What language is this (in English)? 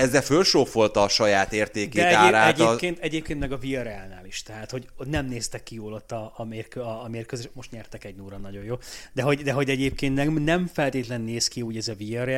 Hungarian